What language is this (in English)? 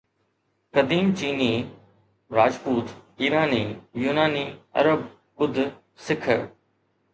Sindhi